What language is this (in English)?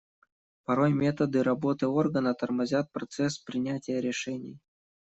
Russian